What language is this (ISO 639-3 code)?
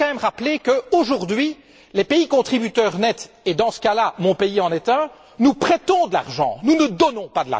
fra